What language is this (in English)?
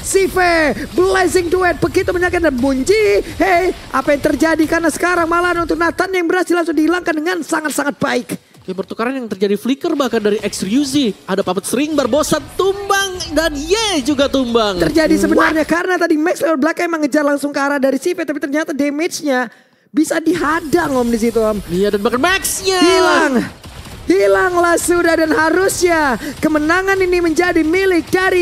Indonesian